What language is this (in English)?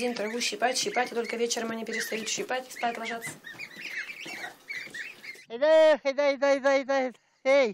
Russian